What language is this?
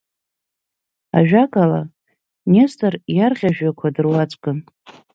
Abkhazian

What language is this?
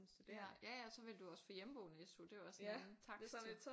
Danish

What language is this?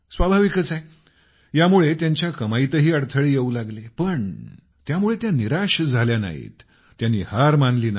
Marathi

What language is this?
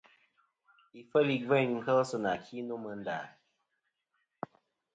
Kom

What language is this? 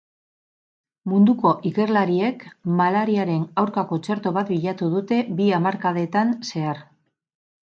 Basque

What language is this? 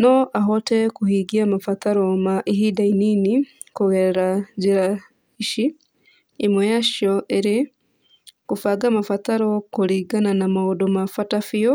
Kikuyu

